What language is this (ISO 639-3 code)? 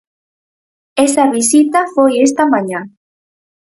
glg